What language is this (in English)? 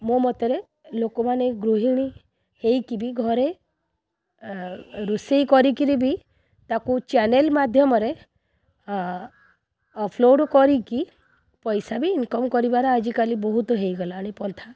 Odia